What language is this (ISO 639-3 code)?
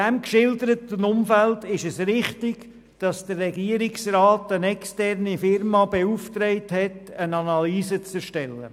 gsw